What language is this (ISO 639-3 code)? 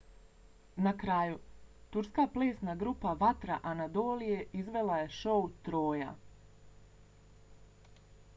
bos